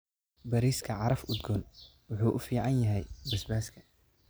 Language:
Somali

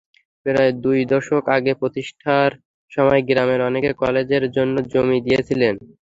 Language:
Bangla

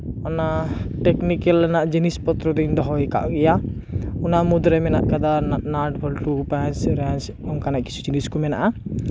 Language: Santali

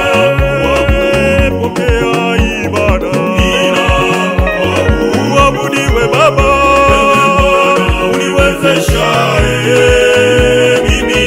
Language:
Romanian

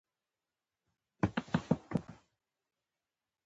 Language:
Pashto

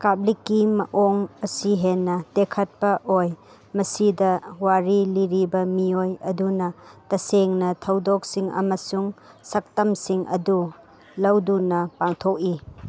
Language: Manipuri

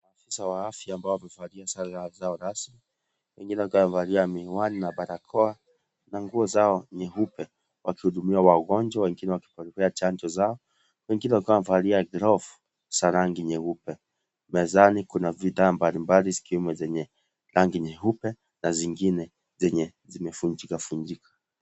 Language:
Swahili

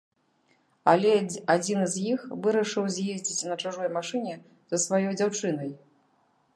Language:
Belarusian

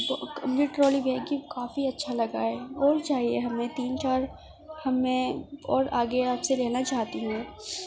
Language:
Urdu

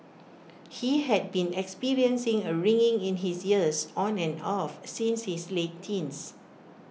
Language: English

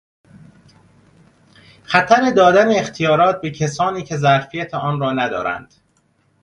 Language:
Persian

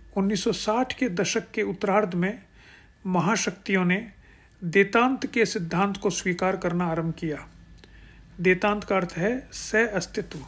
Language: Hindi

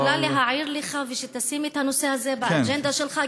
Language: Hebrew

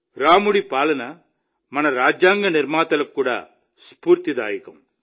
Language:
Telugu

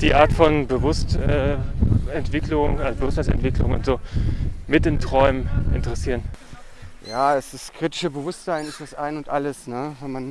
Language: German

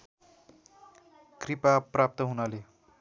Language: Nepali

